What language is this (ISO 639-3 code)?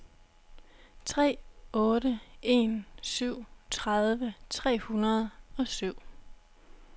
dan